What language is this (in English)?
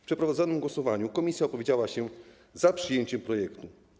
Polish